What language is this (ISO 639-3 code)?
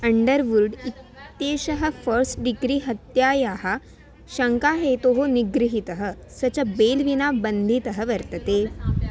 san